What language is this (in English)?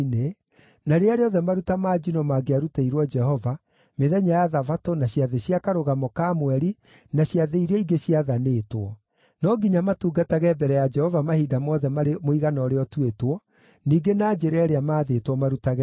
Kikuyu